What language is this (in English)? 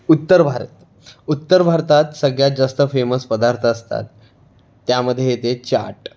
Marathi